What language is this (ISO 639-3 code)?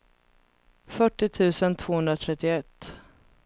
swe